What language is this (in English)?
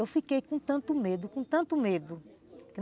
Portuguese